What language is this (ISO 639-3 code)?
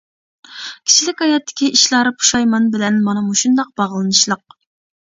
uig